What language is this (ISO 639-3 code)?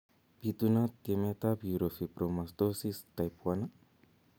kln